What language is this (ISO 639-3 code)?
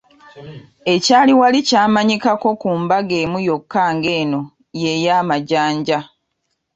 lug